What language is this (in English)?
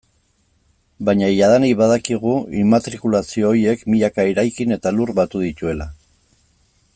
Basque